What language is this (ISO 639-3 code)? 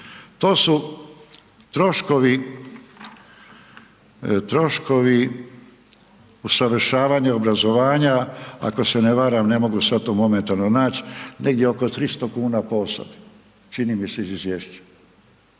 hrv